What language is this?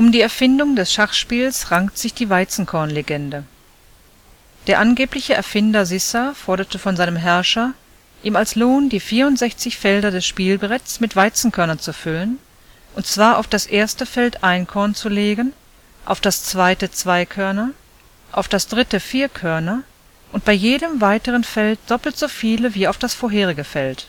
German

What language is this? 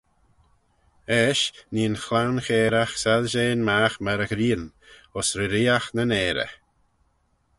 Manx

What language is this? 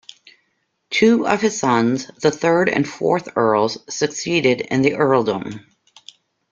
English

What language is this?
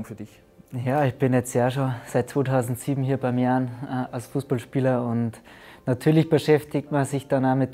German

